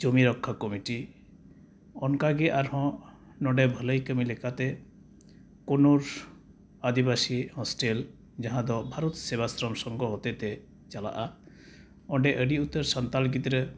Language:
Santali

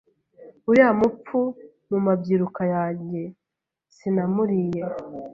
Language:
Kinyarwanda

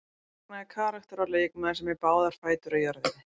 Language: Icelandic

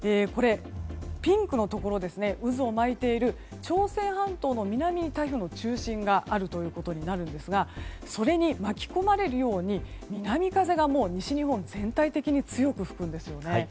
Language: Japanese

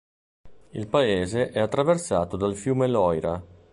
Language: Italian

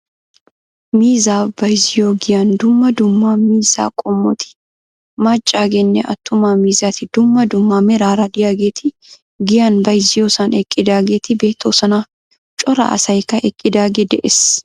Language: Wolaytta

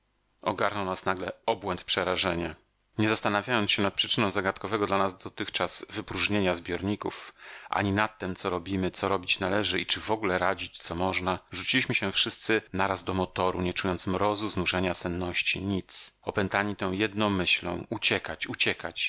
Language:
Polish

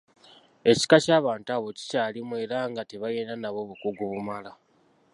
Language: Ganda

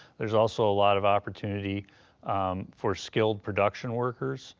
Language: English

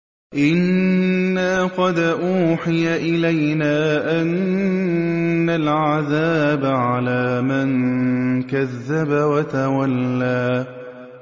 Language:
Arabic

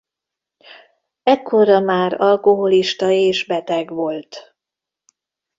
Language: Hungarian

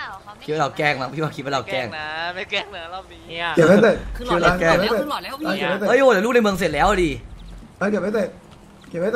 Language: Thai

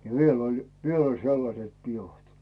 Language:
Finnish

